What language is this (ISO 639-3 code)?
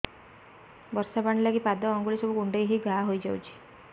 ori